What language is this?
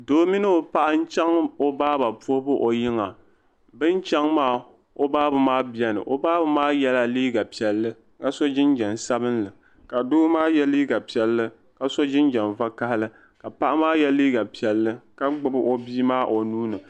Dagbani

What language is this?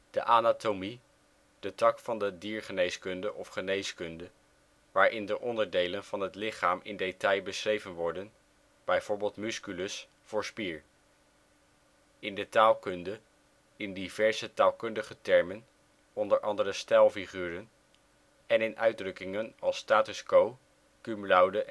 Dutch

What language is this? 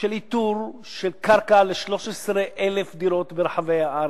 Hebrew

